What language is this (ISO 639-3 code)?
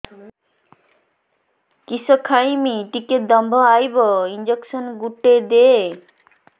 ori